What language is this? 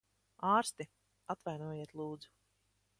Latvian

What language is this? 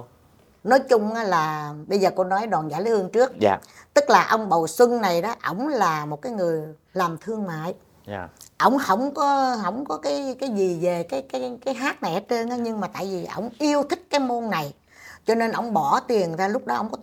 Vietnamese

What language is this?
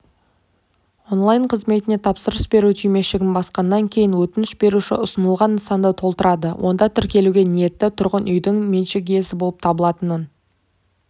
Kazakh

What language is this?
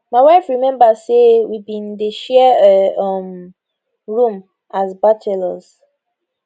Nigerian Pidgin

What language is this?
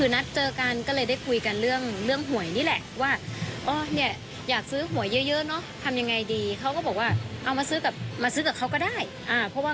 Thai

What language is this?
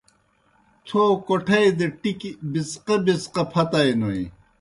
Kohistani Shina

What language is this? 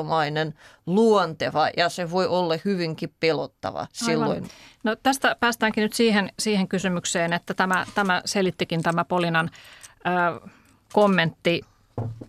Finnish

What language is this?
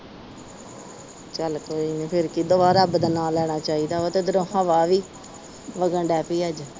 Punjabi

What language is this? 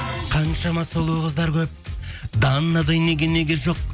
Kazakh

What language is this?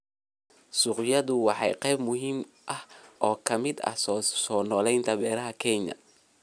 Somali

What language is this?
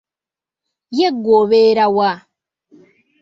Ganda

